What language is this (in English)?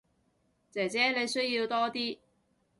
Cantonese